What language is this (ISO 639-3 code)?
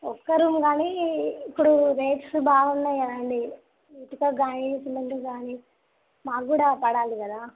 tel